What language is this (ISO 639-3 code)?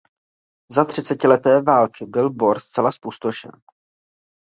ces